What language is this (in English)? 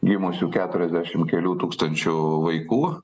Lithuanian